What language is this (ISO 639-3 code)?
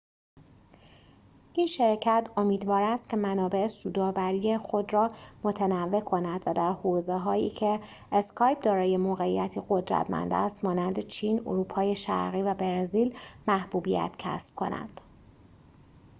fas